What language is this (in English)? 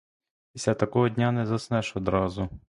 Ukrainian